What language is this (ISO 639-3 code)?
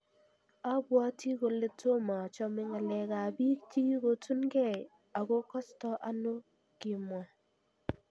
kln